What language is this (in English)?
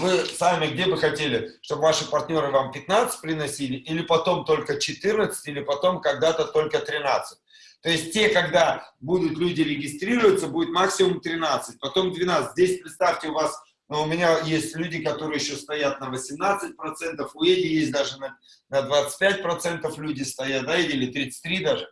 Russian